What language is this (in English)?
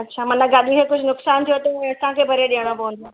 Sindhi